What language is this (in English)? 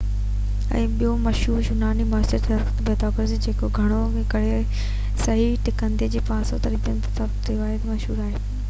Sindhi